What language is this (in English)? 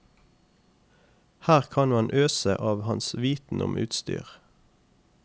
Norwegian